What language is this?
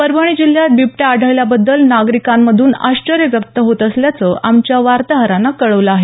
Marathi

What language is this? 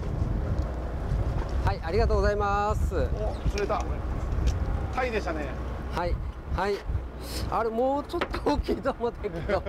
Japanese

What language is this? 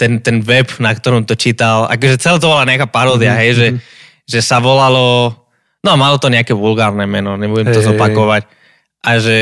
Slovak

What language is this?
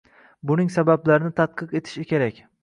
Uzbek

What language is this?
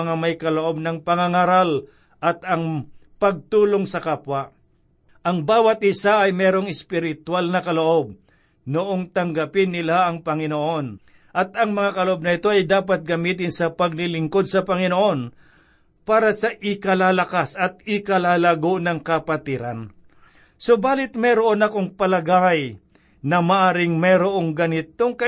Filipino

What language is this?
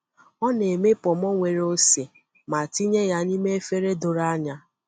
Igbo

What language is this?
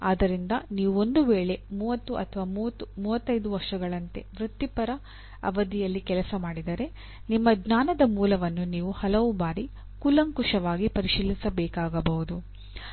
Kannada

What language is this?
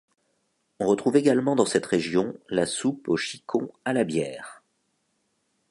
French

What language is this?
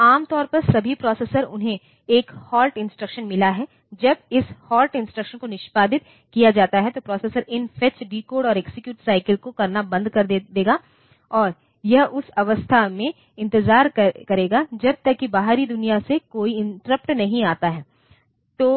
Hindi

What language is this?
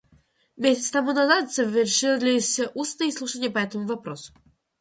Russian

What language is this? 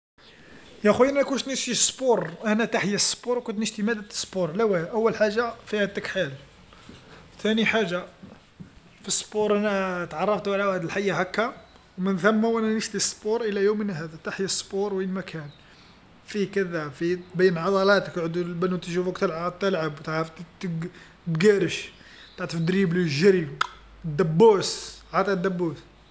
Algerian Arabic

